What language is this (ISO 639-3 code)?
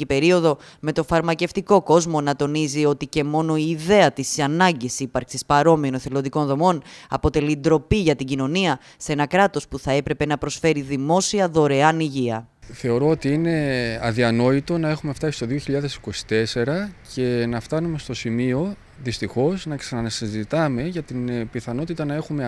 ell